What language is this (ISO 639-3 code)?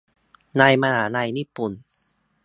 tha